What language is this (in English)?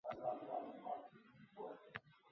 Uzbek